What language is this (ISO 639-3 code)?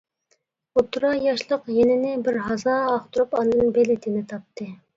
uig